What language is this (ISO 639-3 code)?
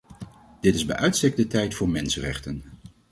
nld